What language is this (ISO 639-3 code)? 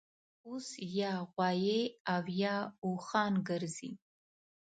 pus